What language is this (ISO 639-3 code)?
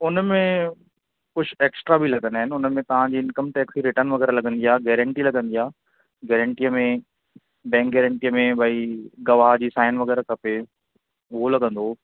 snd